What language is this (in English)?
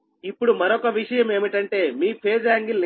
Telugu